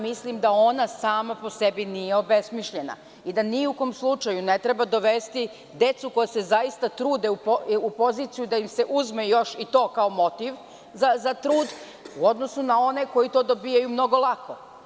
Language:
Serbian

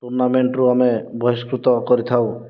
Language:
Odia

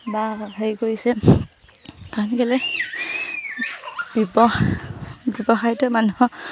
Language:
Assamese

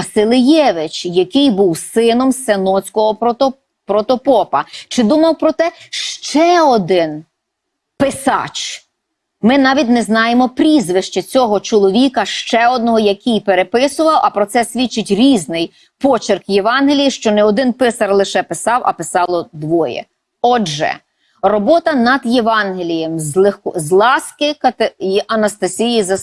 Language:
Ukrainian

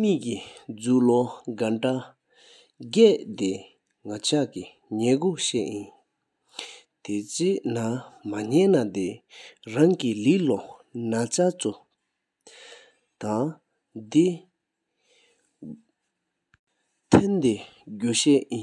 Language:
Sikkimese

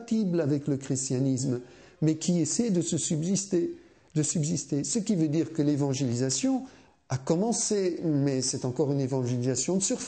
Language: French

